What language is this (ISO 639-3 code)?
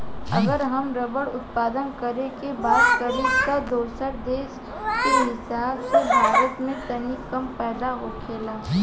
bho